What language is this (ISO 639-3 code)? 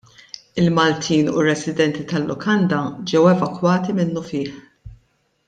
mlt